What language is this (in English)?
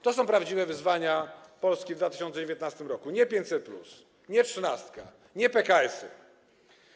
Polish